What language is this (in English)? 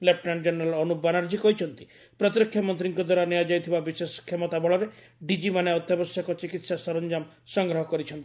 Odia